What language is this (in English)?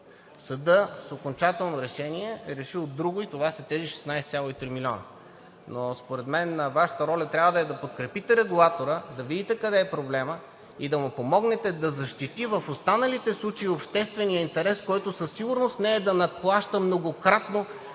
Bulgarian